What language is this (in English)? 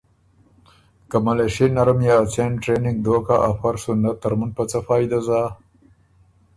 Ormuri